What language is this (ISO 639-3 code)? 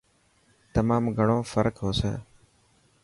mki